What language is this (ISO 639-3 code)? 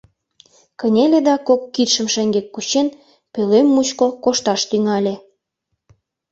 chm